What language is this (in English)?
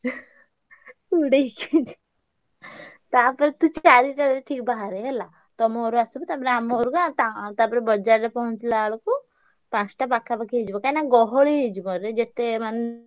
Odia